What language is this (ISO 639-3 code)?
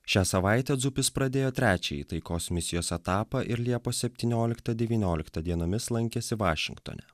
lit